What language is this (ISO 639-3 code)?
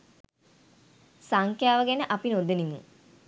sin